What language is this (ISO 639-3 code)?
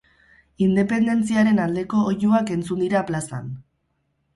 eus